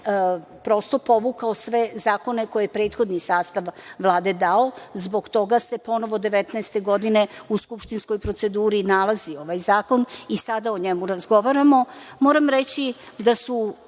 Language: Serbian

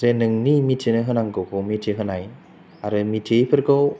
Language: Bodo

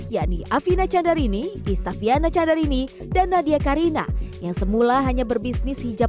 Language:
Indonesian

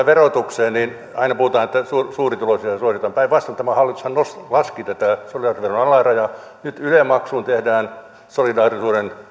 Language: Finnish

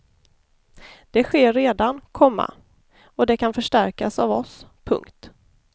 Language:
Swedish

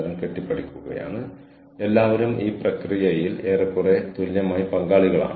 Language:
Malayalam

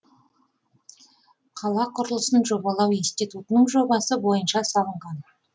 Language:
Kazakh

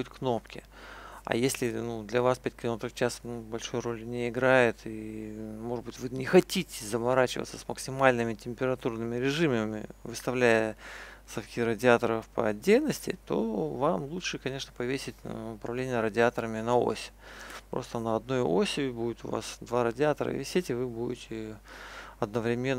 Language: Russian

